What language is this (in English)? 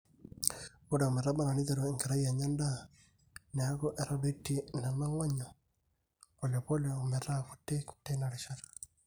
Masai